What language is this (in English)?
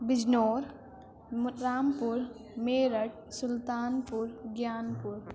Urdu